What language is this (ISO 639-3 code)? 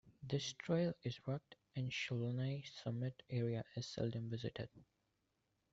eng